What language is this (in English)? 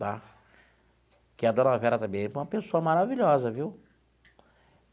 Portuguese